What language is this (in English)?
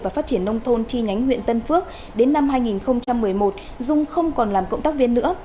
Vietnamese